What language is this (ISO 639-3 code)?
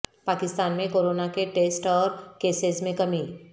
urd